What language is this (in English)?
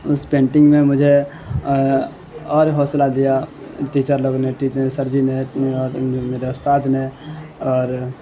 Urdu